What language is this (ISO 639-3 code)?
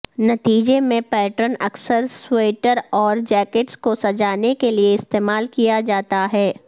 urd